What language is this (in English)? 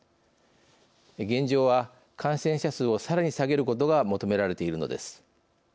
Japanese